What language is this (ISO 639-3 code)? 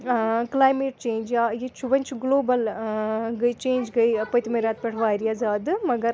kas